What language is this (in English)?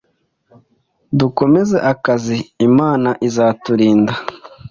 Kinyarwanda